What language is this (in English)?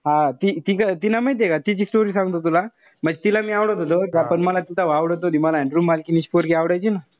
Marathi